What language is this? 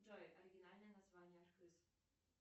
Russian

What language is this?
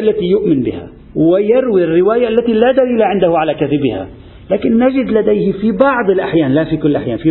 Arabic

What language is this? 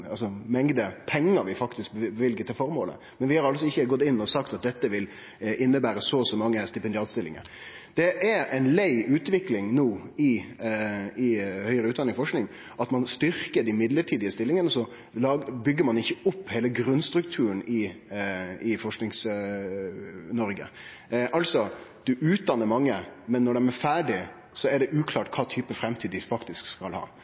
Norwegian Nynorsk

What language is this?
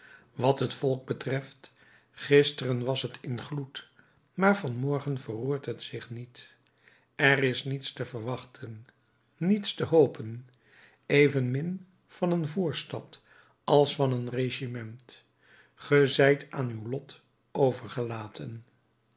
Dutch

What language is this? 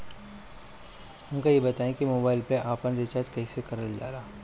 Bhojpuri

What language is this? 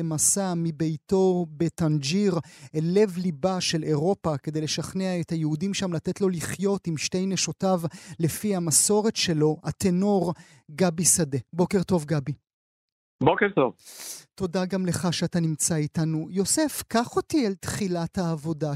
Hebrew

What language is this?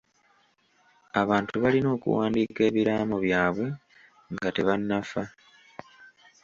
Ganda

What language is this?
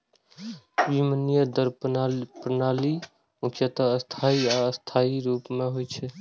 Maithili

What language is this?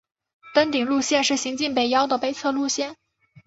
Chinese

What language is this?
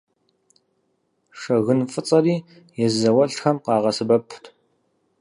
Kabardian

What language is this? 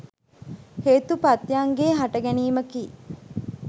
Sinhala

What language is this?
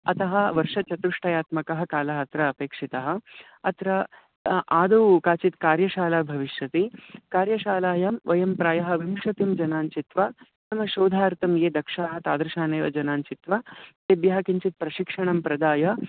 Sanskrit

